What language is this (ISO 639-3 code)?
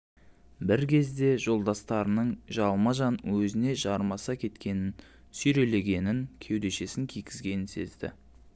kaz